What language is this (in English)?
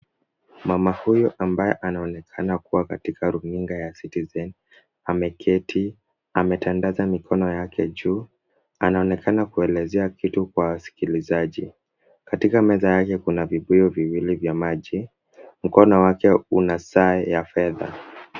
Swahili